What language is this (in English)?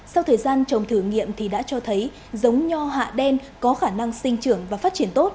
Vietnamese